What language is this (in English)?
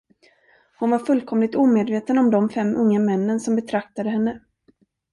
Swedish